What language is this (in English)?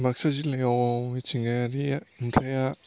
Bodo